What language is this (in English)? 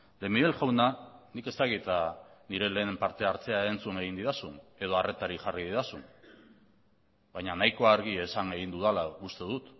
Basque